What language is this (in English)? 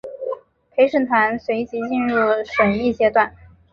Chinese